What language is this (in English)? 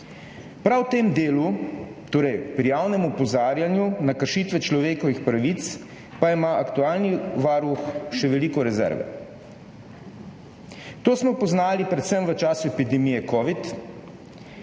Slovenian